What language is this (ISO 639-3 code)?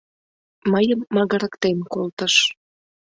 chm